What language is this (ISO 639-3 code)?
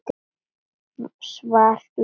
isl